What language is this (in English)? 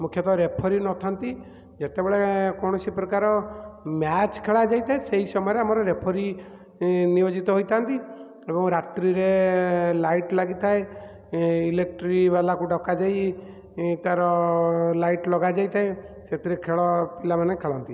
Odia